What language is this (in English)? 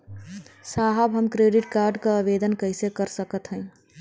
Bhojpuri